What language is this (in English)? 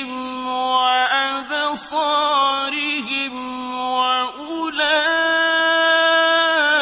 Arabic